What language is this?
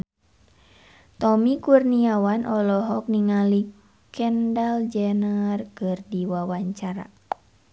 Sundanese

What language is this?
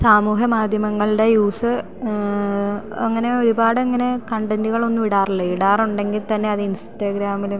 Malayalam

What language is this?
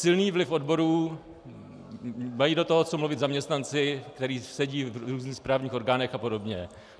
Czech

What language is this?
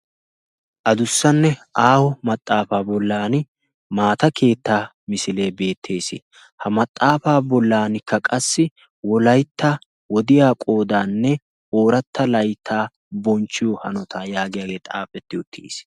Wolaytta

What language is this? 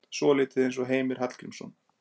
Icelandic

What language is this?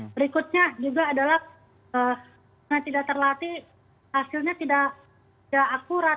Indonesian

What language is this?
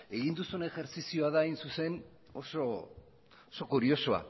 Basque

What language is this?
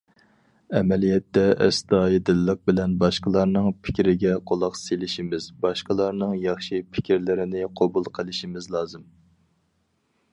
Uyghur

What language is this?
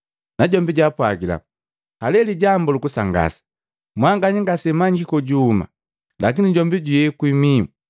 Matengo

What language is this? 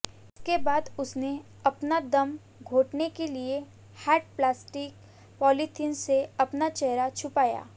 Hindi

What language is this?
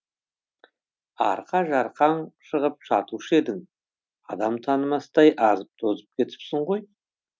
Kazakh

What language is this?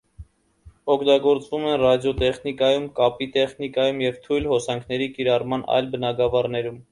Armenian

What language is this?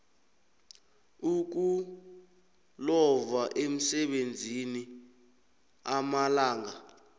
South Ndebele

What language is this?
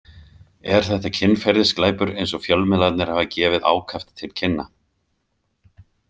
Icelandic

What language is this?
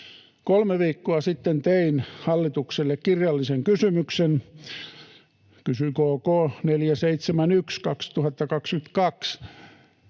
Finnish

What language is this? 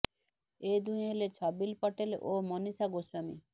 Odia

